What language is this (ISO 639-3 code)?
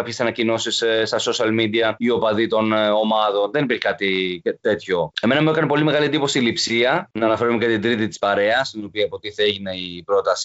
ell